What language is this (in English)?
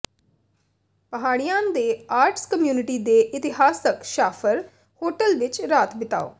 Punjabi